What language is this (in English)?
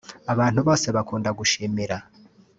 Kinyarwanda